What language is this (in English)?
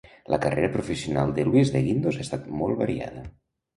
Catalan